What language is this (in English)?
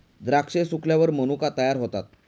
Marathi